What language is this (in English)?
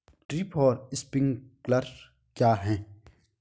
Hindi